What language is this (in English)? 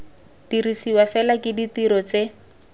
Tswana